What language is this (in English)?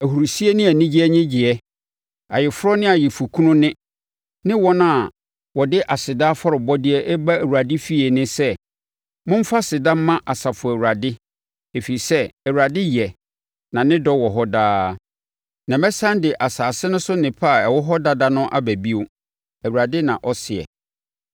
Akan